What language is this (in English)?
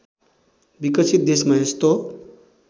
Nepali